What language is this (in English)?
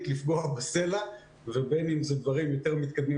Hebrew